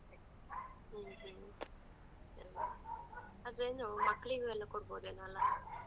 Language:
Kannada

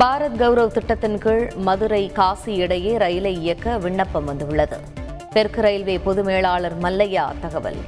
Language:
Tamil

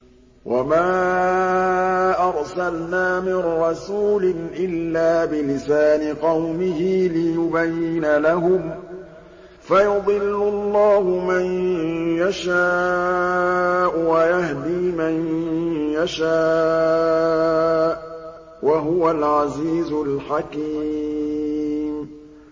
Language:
Arabic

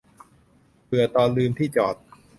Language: Thai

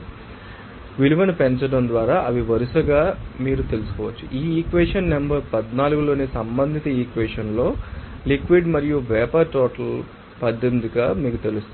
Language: Telugu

